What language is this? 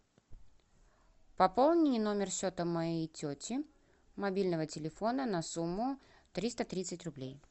Russian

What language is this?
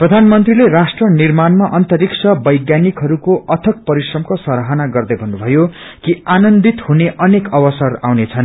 Nepali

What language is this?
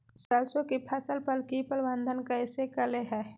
Magahi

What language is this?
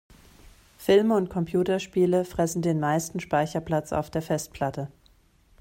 German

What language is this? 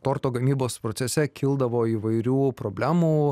Lithuanian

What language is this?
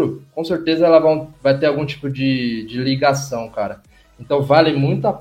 Portuguese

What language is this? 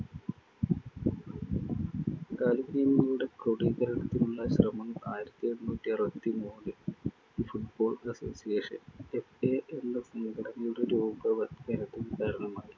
Malayalam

